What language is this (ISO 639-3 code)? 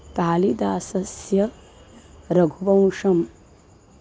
san